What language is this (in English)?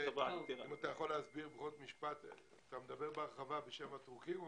Hebrew